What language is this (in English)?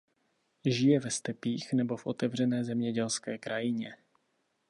Czech